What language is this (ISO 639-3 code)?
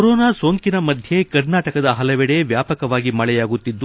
kan